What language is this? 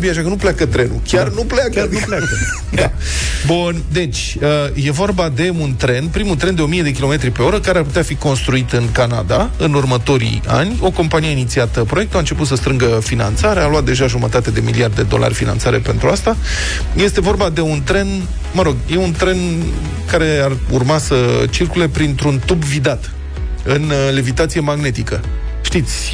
Romanian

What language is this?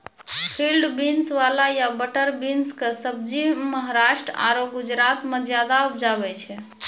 Maithili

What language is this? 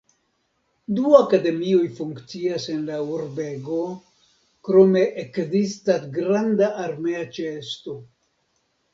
Esperanto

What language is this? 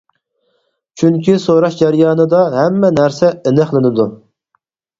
Uyghur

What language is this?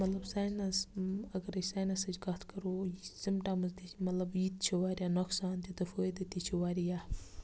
Kashmiri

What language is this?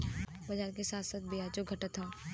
Bhojpuri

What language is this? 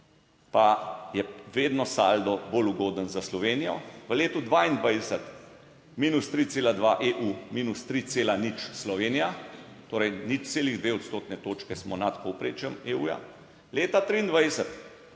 Slovenian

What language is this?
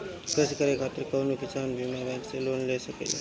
Bhojpuri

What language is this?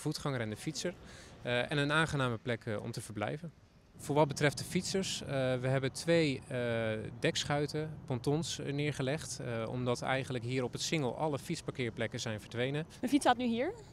Dutch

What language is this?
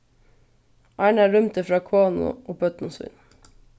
Faroese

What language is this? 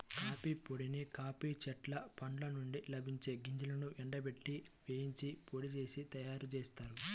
Telugu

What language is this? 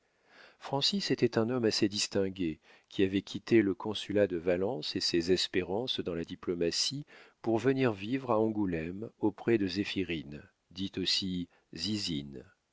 French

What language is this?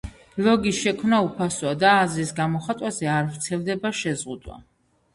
Georgian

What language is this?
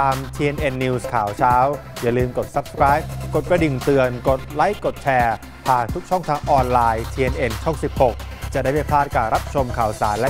Thai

